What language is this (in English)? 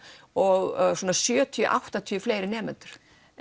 Icelandic